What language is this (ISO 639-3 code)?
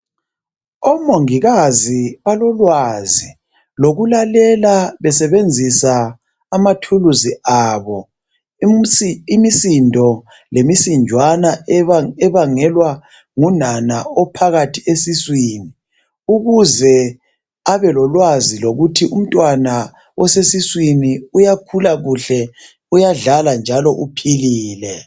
nde